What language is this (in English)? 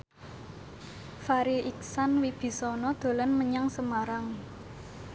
Javanese